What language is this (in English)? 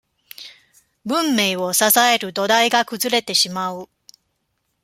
Japanese